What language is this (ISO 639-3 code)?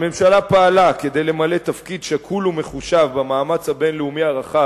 heb